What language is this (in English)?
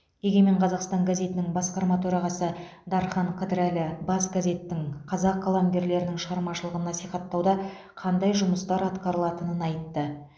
Kazakh